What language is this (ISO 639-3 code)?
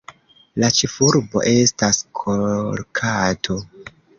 epo